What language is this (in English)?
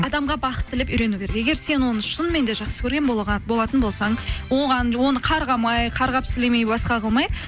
Kazakh